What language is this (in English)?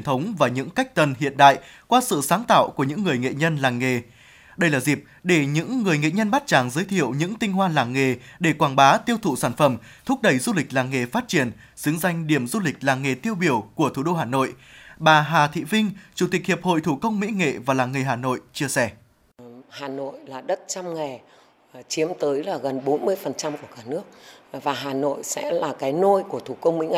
Vietnamese